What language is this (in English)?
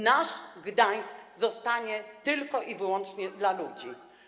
Polish